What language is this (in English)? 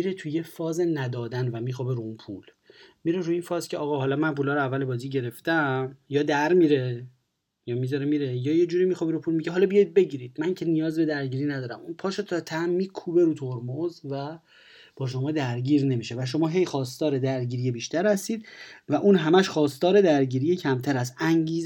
Persian